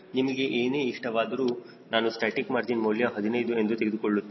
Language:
Kannada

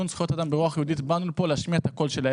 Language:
Hebrew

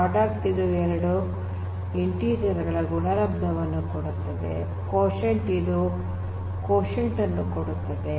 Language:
Kannada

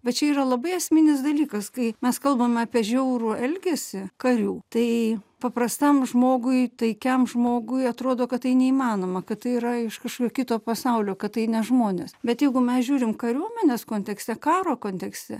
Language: Lithuanian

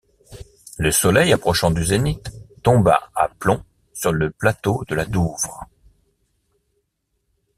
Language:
French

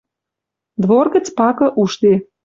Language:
Western Mari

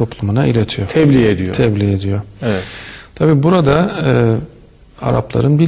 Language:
Turkish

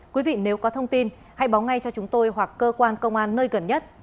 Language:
Vietnamese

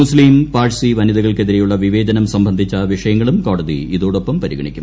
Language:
Malayalam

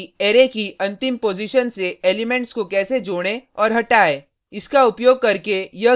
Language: Hindi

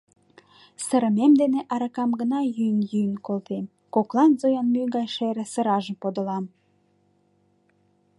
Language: Mari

